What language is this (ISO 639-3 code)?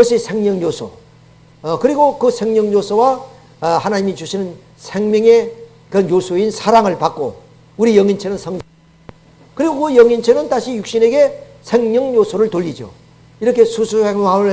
kor